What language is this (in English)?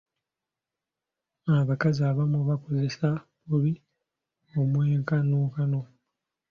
Ganda